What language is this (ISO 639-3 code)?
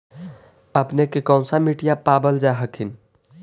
mag